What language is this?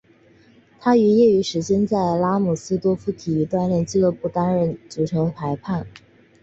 Chinese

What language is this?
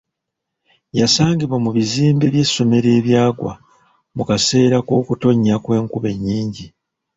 Ganda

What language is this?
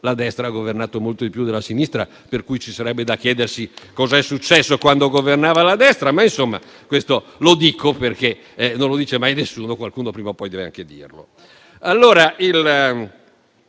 Italian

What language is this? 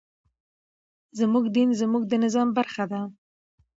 Pashto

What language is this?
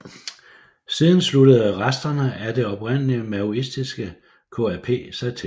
Danish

